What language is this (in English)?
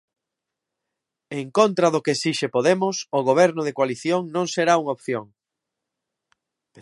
Galician